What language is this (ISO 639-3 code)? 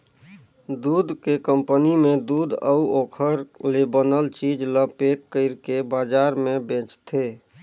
hne